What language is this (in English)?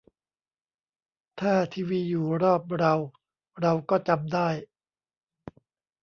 Thai